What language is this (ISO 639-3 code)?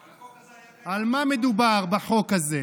heb